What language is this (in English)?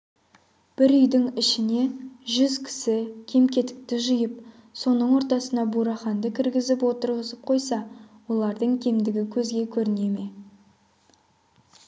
Kazakh